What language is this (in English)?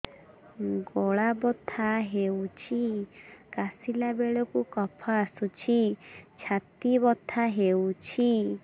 Odia